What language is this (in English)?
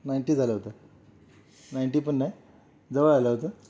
Marathi